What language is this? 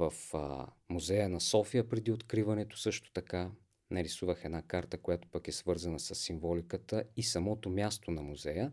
Bulgarian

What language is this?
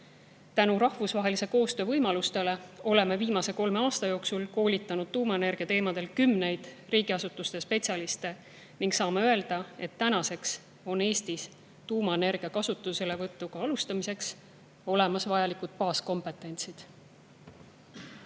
Estonian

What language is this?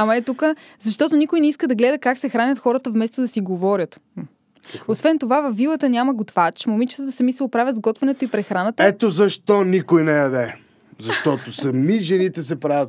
Bulgarian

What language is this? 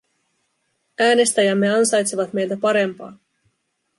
Finnish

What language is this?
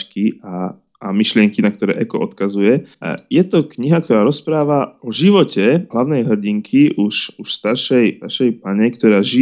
Slovak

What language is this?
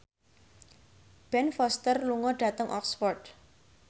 Javanese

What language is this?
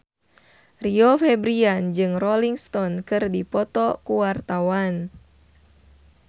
Sundanese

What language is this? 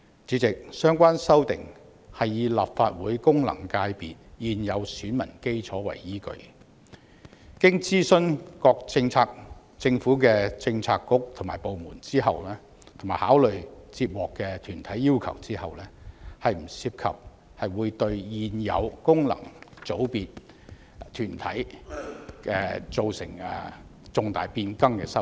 Cantonese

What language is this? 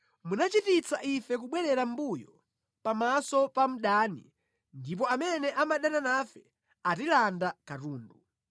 Nyanja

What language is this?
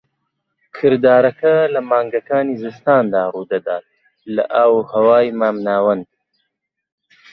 Central Kurdish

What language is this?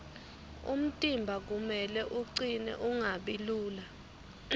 Swati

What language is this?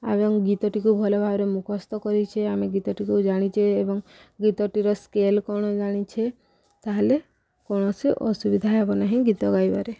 Odia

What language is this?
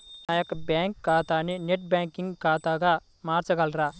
Telugu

